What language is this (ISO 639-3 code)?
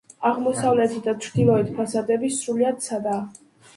kat